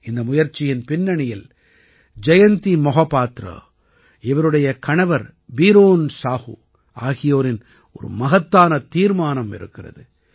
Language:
Tamil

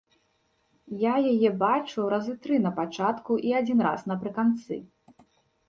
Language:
Belarusian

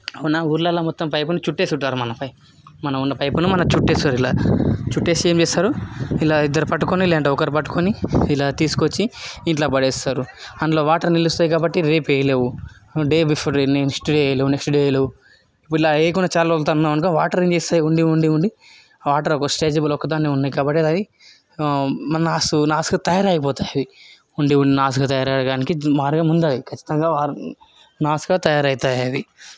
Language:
Telugu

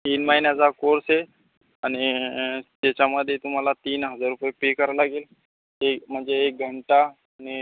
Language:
Marathi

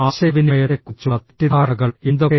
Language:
Malayalam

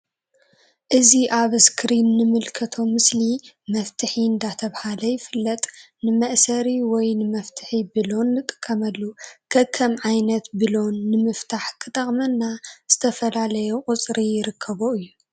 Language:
Tigrinya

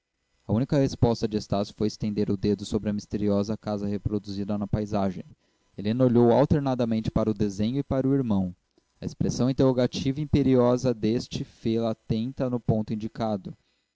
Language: Portuguese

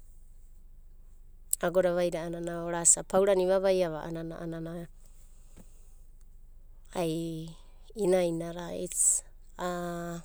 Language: Abadi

